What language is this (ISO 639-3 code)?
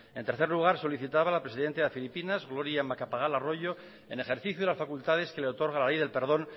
spa